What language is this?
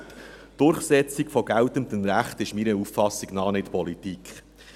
Swiss German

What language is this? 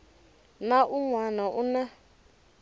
Tsonga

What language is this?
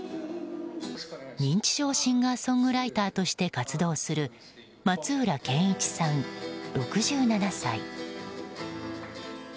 Japanese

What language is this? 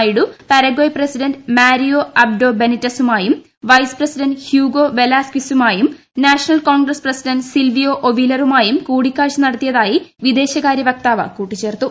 Malayalam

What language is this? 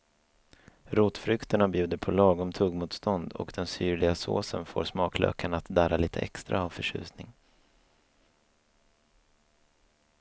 Swedish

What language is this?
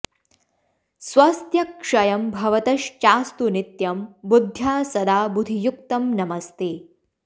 Sanskrit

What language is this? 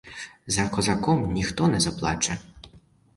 Ukrainian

